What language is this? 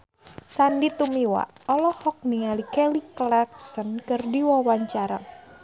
Sundanese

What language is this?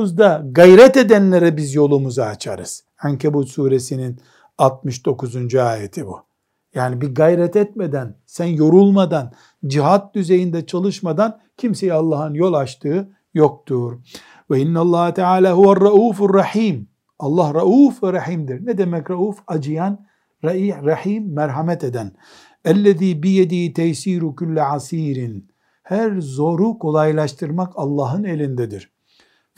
Turkish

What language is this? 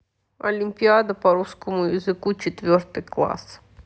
Russian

